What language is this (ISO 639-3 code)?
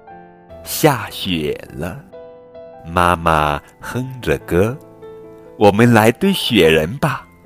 zho